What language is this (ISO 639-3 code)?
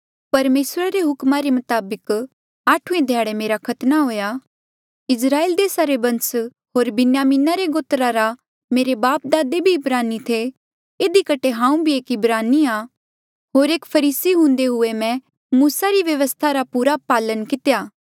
mjl